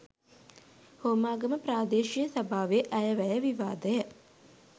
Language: Sinhala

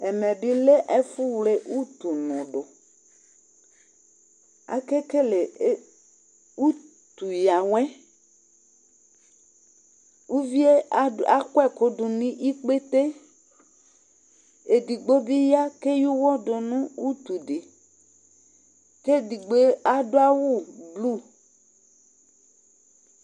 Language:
Ikposo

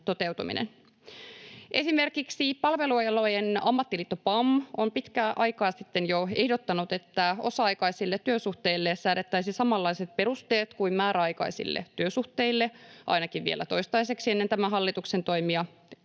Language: Finnish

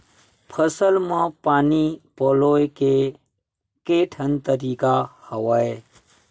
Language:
Chhattisgarhi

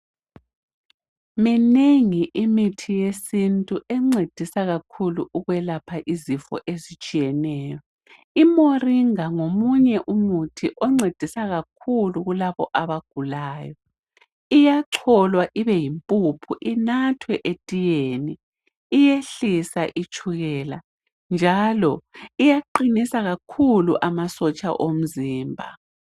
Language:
North Ndebele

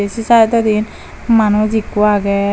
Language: Chakma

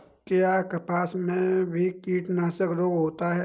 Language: Hindi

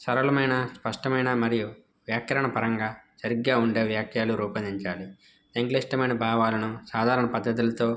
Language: Telugu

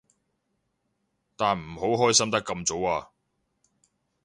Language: Cantonese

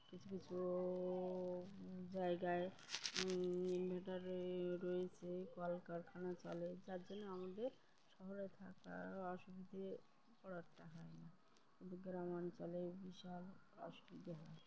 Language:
Bangla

